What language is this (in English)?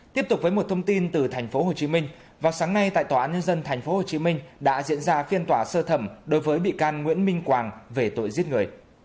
Vietnamese